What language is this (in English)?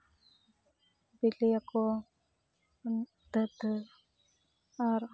Santali